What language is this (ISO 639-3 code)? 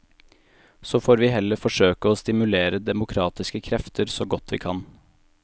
nor